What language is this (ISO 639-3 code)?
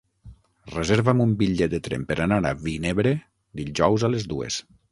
cat